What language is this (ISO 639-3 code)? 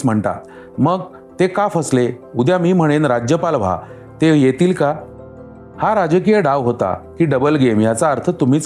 mar